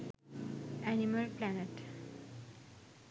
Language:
Sinhala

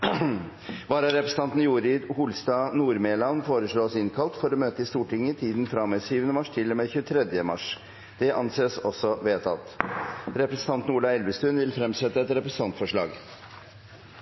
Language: Norwegian Bokmål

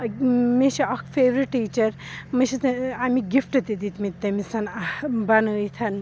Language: Kashmiri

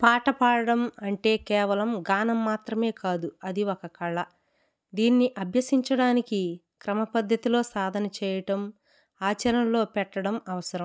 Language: Telugu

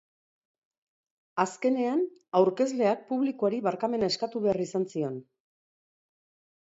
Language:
Basque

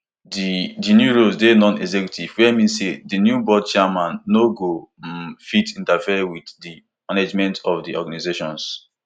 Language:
Nigerian Pidgin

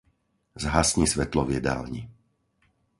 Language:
Slovak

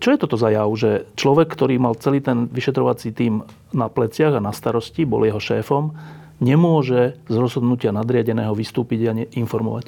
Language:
Slovak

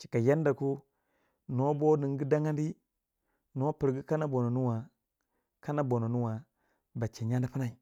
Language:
Waja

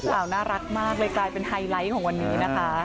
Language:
Thai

